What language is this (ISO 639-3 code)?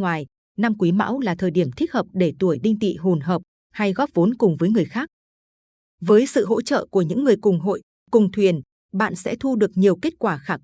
vie